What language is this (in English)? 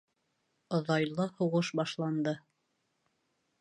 Bashkir